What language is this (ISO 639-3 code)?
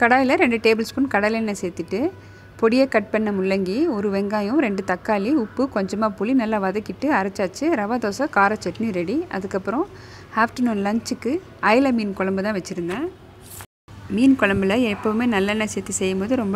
ron